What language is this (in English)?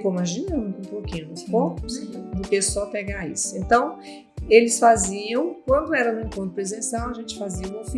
Portuguese